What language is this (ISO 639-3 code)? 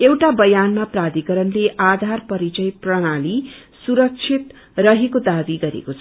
nep